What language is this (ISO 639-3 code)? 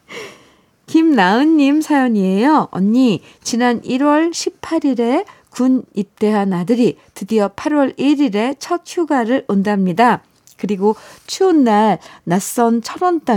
kor